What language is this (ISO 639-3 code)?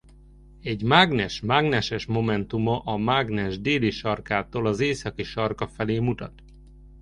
hun